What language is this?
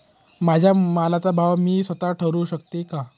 Marathi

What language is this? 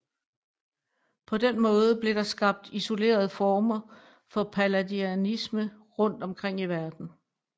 Danish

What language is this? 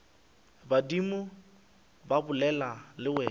Northern Sotho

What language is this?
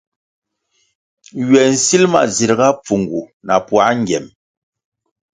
Kwasio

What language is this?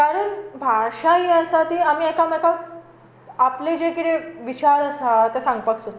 Konkani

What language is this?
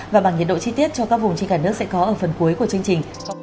Vietnamese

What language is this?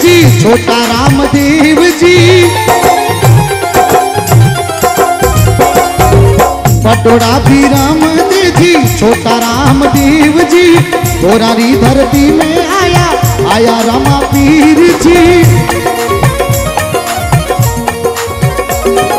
Hindi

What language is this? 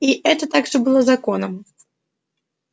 Russian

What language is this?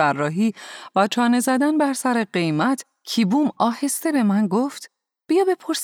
Persian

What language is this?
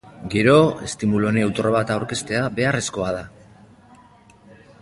Basque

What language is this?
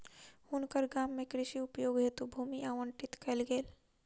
Maithili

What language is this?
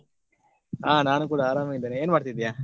Kannada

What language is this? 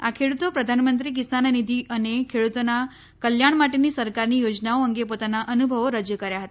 Gujarati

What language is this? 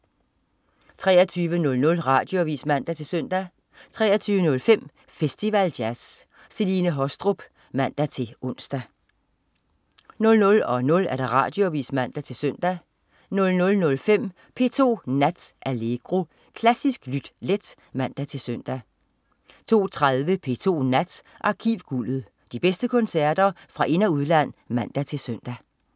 Danish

